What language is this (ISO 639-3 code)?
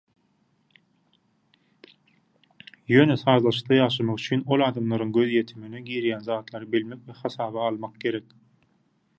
tuk